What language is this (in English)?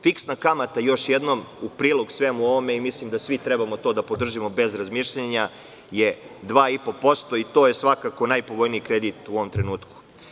Serbian